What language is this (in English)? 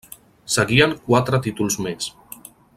Catalan